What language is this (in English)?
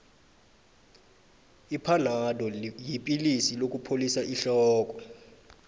South Ndebele